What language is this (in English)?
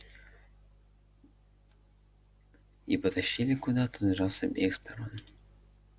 Russian